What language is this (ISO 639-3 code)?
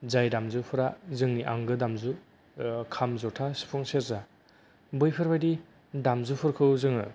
brx